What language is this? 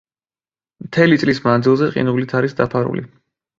Georgian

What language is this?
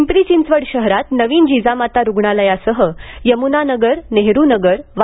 Marathi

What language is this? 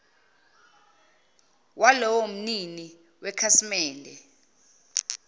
Zulu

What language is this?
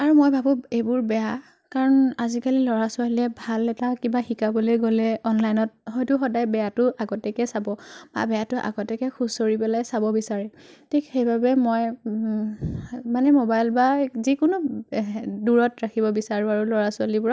Assamese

